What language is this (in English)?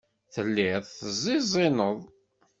Kabyle